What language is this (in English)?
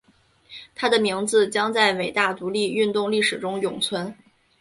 Chinese